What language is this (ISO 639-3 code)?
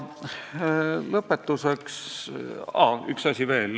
est